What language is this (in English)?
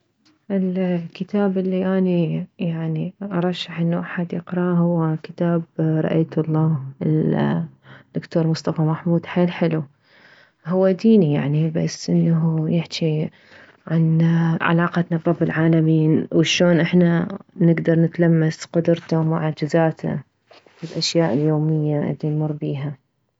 Mesopotamian Arabic